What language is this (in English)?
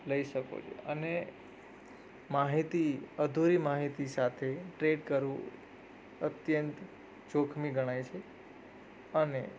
Gujarati